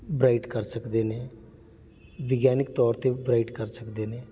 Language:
Punjabi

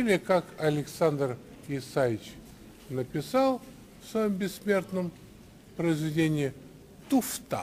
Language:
Russian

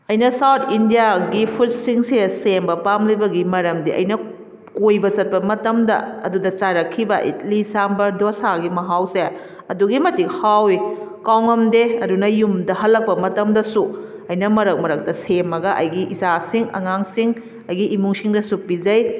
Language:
Manipuri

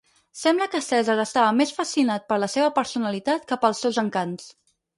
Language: Catalan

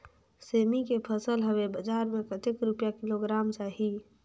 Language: Chhattisgarhi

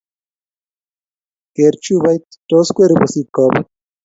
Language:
Kalenjin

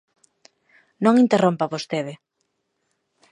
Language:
Galician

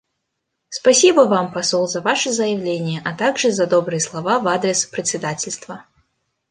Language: Russian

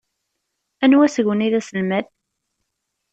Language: Kabyle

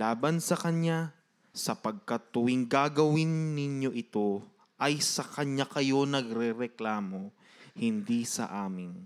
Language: Filipino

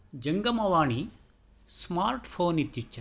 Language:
Sanskrit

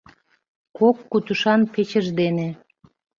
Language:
Mari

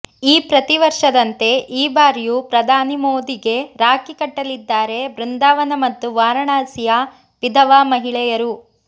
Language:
Kannada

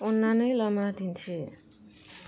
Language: Bodo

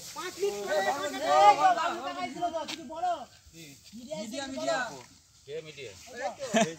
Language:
Romanian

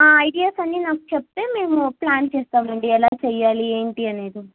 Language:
Telugu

